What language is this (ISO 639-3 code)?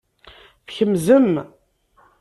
kab